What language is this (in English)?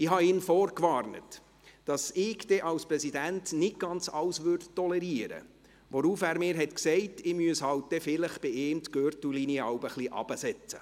Swiss German